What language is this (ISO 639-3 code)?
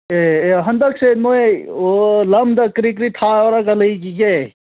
mni